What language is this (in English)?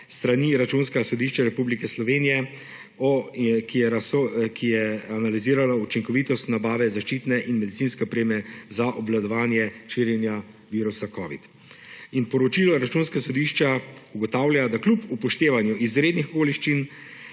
Slovenian